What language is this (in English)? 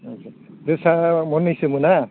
Bodo